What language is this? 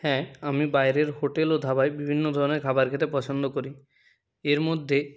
Bangla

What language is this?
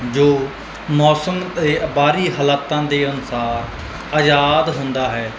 Punjabi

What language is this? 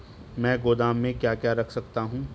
Hindi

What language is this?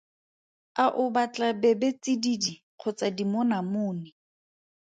Tswana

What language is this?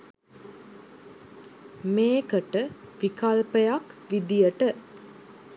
Sinhala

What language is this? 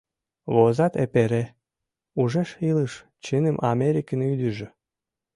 Mari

